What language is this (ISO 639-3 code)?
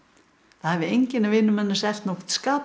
isl